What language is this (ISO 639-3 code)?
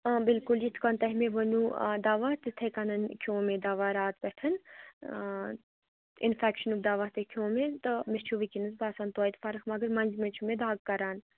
kas